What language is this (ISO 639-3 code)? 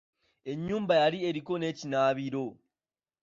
lug